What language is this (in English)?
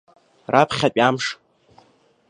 Abkhazian